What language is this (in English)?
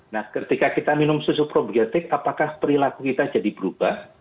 Indonesian